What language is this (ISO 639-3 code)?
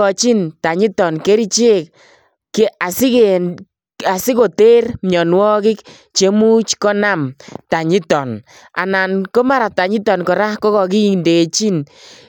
kln